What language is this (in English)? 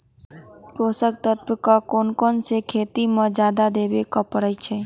Magahi